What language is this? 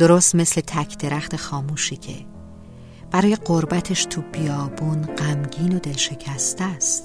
Persian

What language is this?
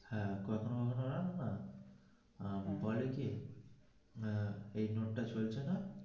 Bangla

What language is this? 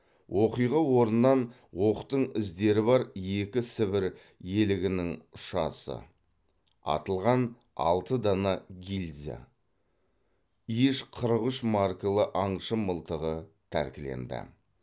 Kazakh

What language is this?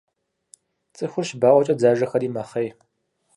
Kabardian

